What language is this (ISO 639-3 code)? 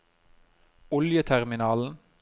nor